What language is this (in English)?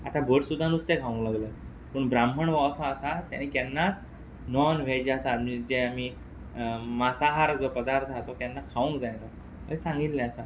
Konkani